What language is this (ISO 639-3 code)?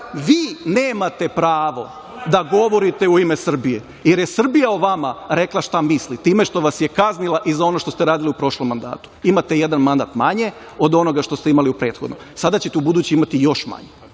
srp